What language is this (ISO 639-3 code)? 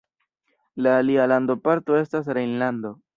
epo